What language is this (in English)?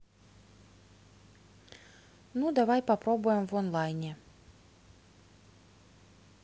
Russian